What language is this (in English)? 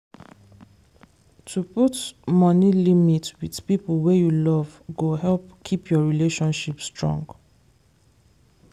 Nigerian Pidgin